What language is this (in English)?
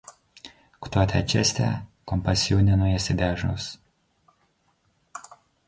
Romanian